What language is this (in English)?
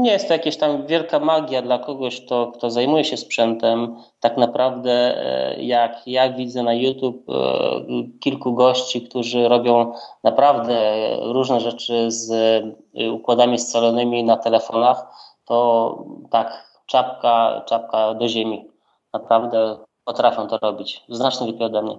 Polish